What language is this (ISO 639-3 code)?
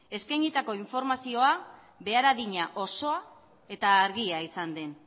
eus